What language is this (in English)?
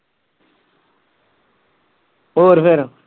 Punjabi